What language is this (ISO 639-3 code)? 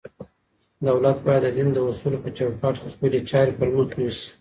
pus